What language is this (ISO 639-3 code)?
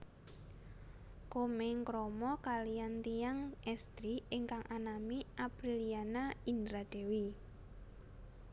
jav